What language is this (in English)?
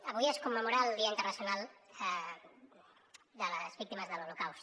Catalan